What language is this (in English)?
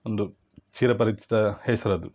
Kannada